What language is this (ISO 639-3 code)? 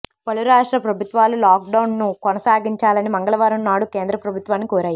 tel